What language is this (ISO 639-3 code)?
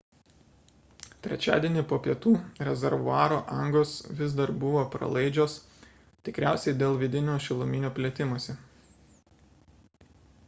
lit